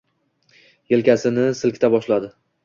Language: Uzbek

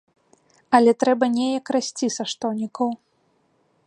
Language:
Belarusian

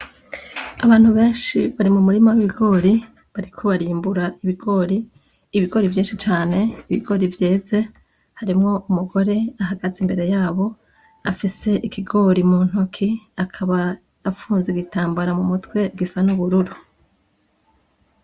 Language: Rundi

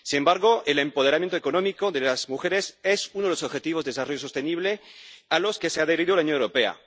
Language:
Spanish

